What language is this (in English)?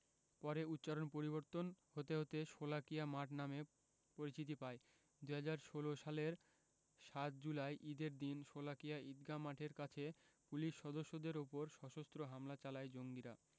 Bangla